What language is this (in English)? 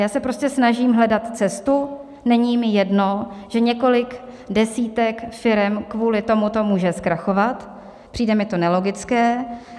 Czech